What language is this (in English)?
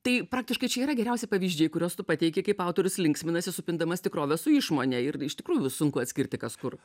Lithuanian